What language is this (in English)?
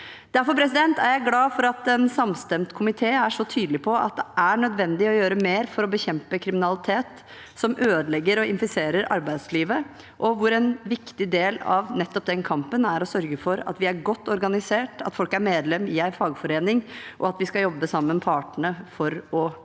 Norwegian